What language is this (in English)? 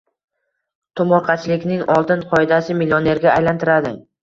Uzbek